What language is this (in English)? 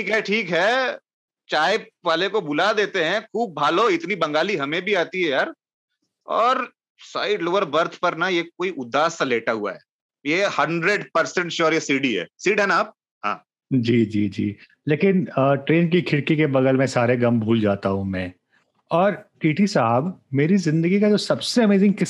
Hindi